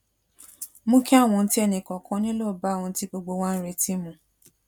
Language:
Yoruba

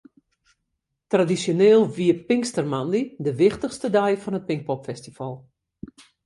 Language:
Western Frisian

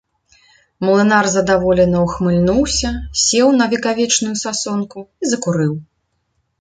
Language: Belarusian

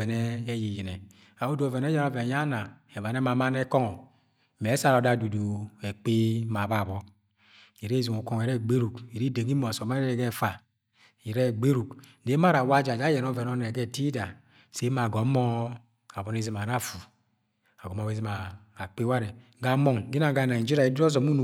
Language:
Agwagwune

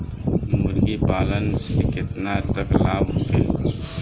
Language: Bhojpuri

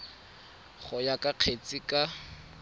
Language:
Tswana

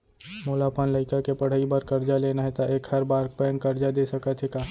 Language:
Chhattisgarhi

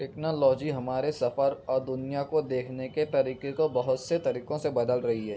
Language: Urdu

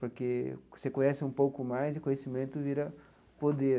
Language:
Portuguese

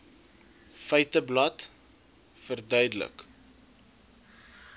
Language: Afrikaans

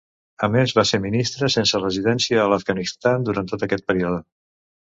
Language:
Catalan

